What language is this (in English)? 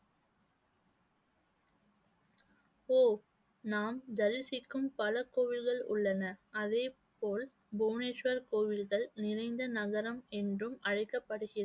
Tamil